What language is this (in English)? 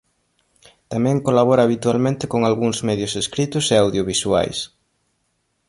Galician